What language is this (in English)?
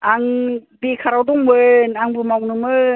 Bodo